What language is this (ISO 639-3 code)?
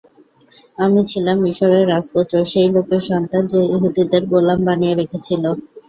ben